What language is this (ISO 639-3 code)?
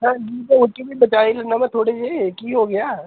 pan